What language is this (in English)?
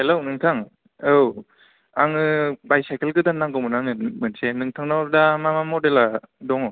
Bodo